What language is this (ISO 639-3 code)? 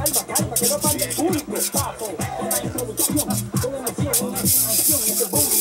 spa